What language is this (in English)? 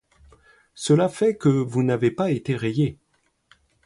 French